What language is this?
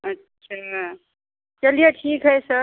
Hindi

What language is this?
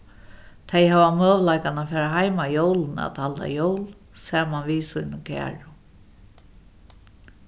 Faroese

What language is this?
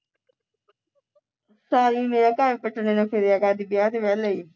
Punjabi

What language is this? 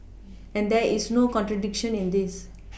English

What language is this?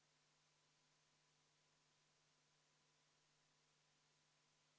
Estonian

